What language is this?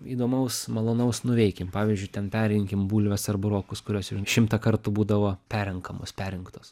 Lithuanian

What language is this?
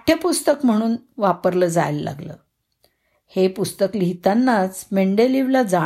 Marathi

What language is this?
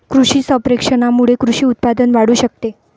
Marathi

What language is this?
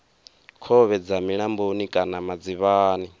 Venda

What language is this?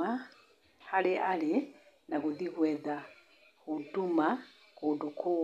Kikuyu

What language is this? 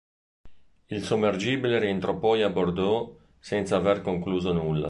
Italian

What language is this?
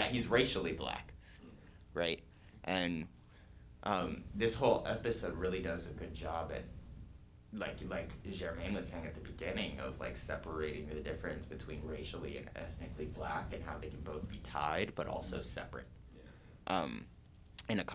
English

